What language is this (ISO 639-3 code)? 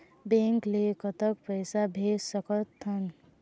hne